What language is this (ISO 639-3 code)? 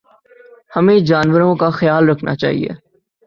urd